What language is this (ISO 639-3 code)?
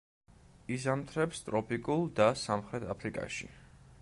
kat